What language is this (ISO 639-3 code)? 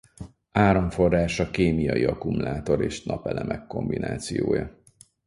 hun